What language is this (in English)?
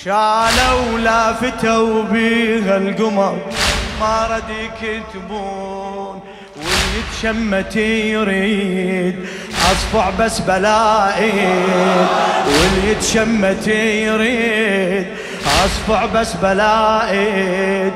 Arabic